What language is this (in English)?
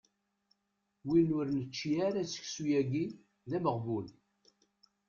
Kabyle